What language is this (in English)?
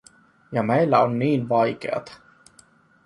Finnish